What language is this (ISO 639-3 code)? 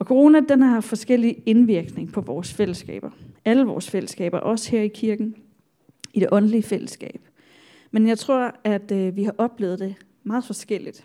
dan